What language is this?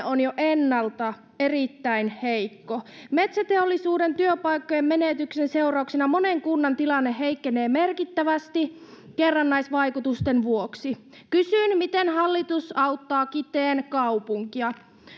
Finnish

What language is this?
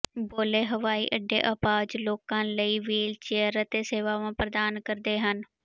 Punjabi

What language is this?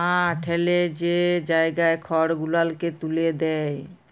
Bangla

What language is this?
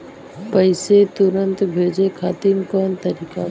Bhojpuri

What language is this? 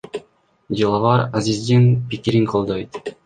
Kyrgyz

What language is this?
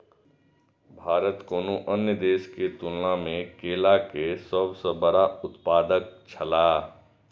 Maithili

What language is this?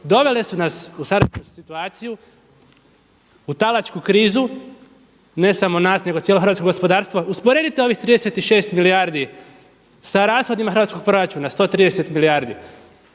Croatian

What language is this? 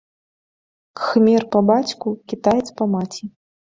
Belarusian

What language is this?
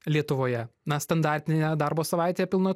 Lithuanian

